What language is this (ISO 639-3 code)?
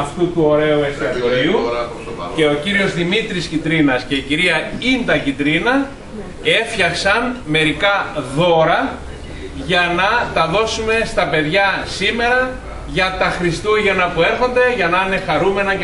ell